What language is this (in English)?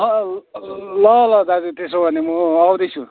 Nepali